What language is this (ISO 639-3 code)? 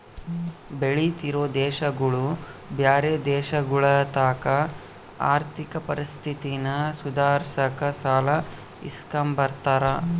kan